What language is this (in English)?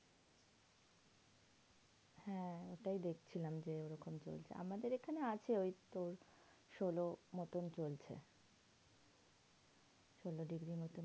Bangla